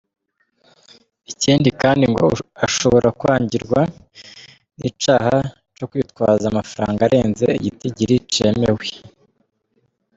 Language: Kinyarwanda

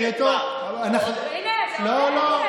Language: Hebrew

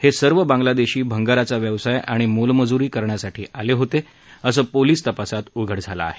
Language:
Marathi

